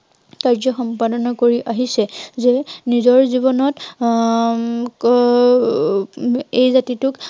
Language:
Assamese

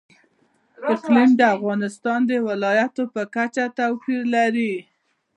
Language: Pashto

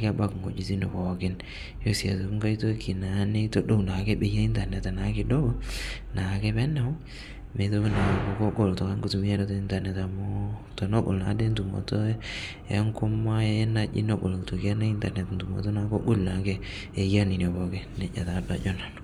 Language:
Masai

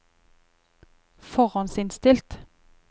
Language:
Norwegian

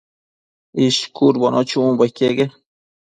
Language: Matsés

